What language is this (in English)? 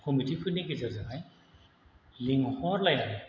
Bodo